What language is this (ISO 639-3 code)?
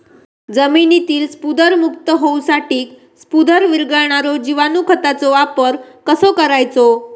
mar